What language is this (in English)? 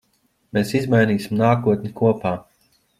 Latvian